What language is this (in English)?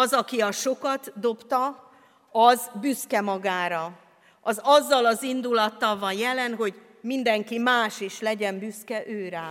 Hungarian